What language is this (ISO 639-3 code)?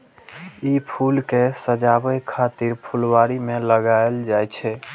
mai